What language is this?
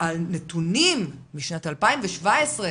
Hebrew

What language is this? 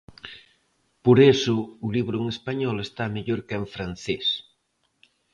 Galician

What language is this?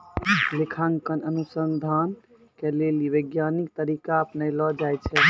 Maithili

